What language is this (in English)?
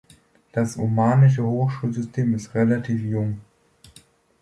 German